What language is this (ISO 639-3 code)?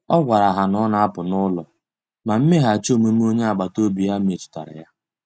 ibo